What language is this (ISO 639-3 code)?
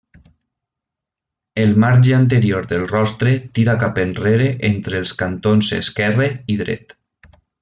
cat